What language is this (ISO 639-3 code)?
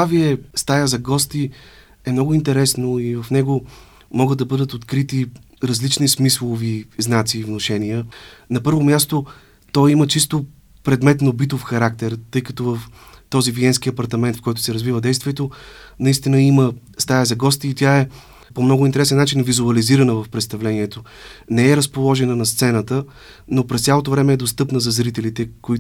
bul